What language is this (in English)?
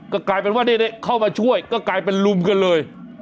Thai